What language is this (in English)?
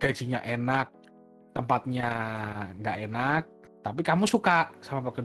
Indonesian